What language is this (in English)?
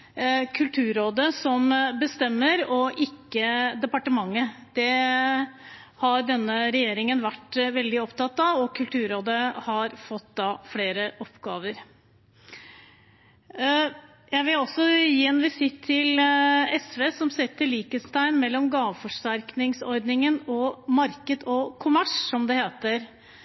Norwegian Bokmål